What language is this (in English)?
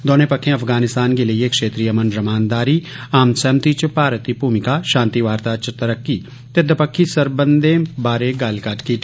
Dogri